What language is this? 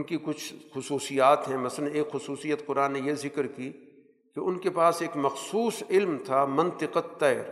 Urdu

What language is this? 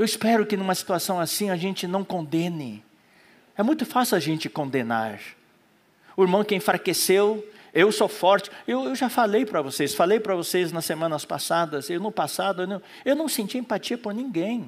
Portuguese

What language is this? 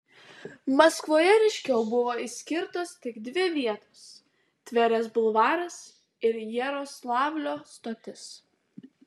Lithuanian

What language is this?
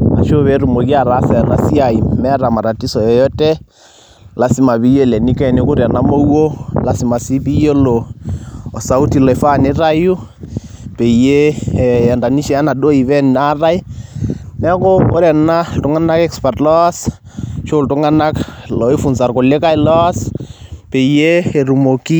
Masai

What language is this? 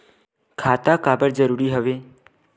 Chhattisgarhi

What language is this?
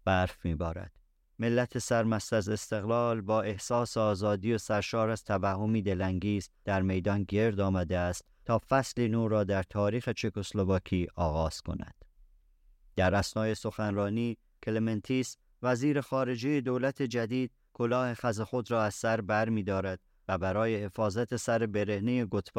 Persian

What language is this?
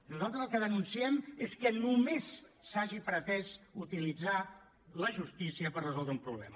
Catalan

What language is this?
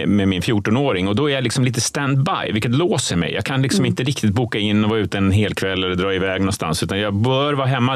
Swedish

